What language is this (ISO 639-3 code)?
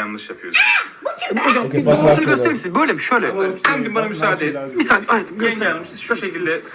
tur